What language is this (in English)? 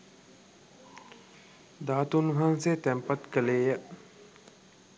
Sinhala